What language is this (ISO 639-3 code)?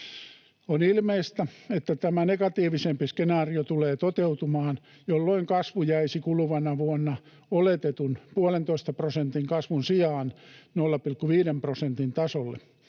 fin